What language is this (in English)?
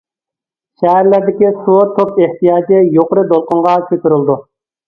Uyghur